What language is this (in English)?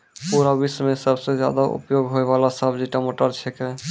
Maithili